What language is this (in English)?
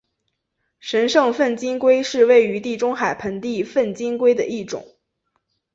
Chinese